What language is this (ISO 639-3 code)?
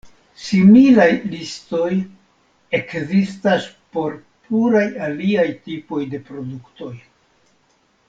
epo